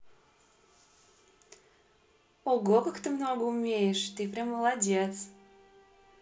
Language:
Russian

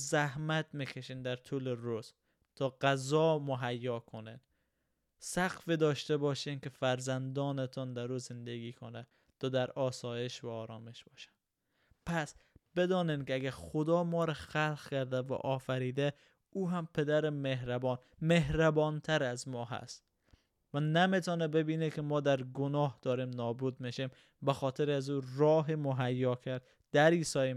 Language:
Persian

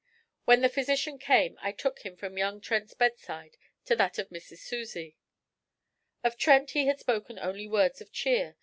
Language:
English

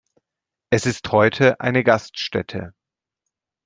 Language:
German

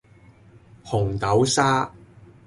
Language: Cantonese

